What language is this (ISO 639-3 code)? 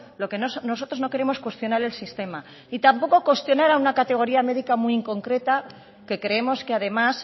spa